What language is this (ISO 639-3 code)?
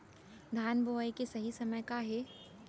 hne